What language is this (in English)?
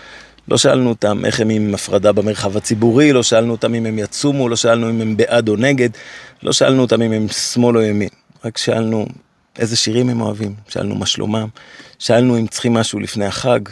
Hebrew